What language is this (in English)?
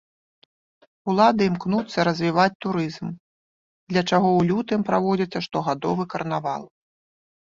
Belarusian